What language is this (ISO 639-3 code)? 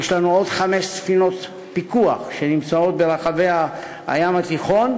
heb